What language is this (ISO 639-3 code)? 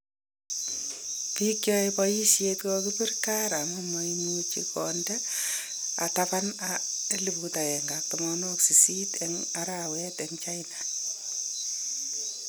kln